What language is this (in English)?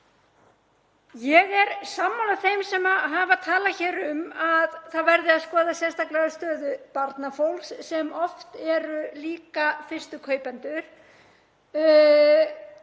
Icelandic